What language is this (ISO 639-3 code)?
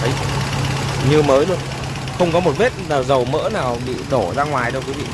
vie